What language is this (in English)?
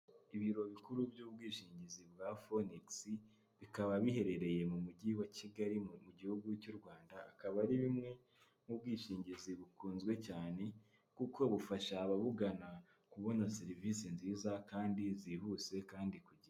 Kinyarwanda